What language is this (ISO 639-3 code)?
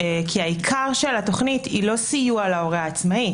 heb